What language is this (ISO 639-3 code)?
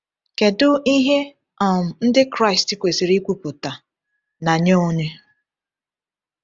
ibo